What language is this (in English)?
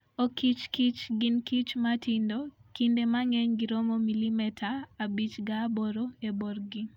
Luo (Kenya and Tanzania)